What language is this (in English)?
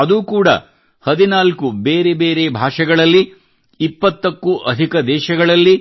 Kannada